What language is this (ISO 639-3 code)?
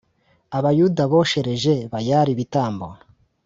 kin